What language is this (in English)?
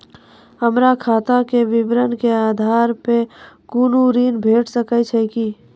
Maithili